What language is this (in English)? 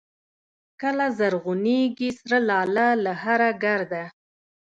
Pashto